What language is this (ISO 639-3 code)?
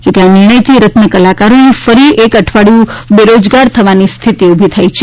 guj